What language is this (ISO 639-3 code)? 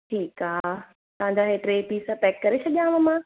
snd